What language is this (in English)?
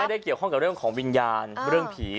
Thai